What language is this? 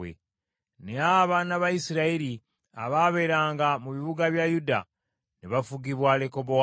Ganda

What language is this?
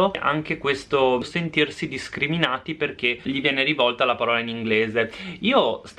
Italian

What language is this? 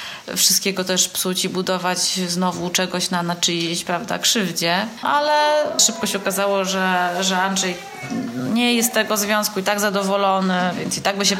Polish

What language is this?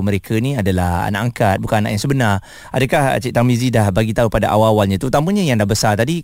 Malay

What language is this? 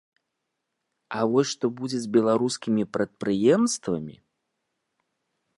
Belarusian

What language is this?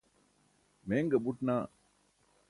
Burushaski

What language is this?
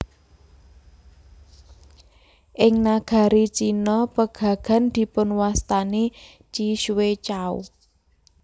Javanese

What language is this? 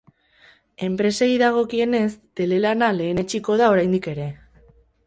Basque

